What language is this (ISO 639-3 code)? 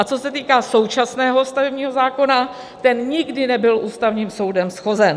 ces